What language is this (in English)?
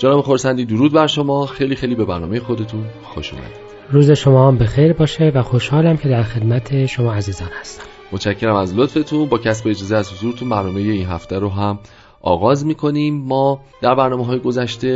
Persian